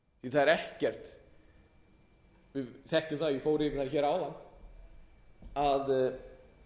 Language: Icelandic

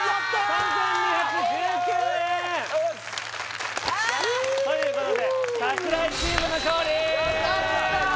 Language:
Japanese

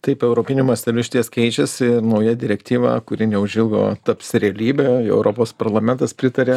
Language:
Lithuanian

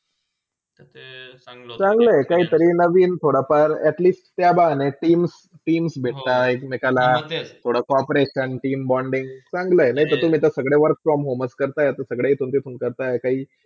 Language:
Marathi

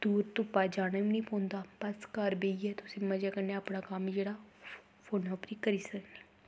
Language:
Dogri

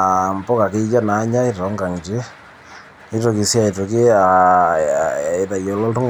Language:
Masai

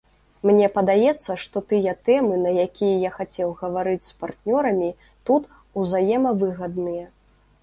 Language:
Belarusian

